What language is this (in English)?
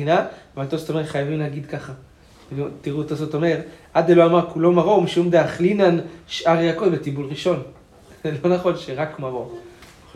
Hebrew